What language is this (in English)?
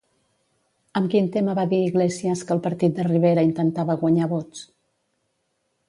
Catalan